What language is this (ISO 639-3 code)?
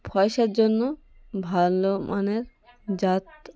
ben